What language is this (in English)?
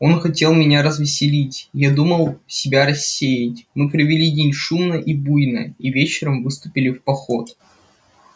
Russian